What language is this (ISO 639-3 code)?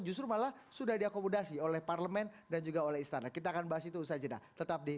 ind